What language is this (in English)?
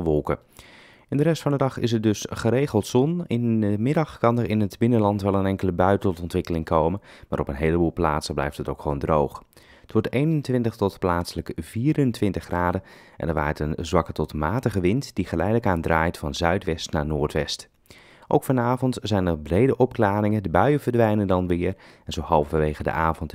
Dutch